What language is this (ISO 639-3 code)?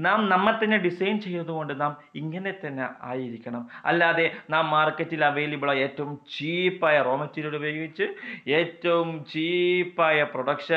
mal